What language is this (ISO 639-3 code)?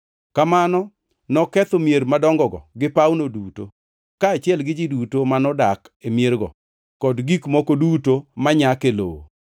luo